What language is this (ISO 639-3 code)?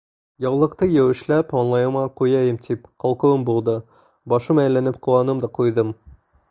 bak